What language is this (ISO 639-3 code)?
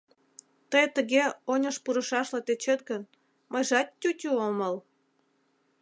chm